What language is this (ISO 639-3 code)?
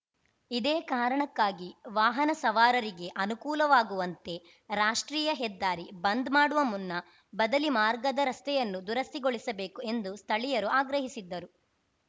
kan